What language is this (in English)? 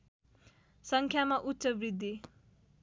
Nepali